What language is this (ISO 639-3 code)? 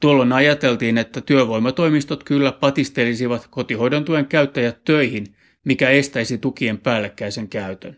fin